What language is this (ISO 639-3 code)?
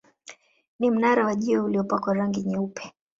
swa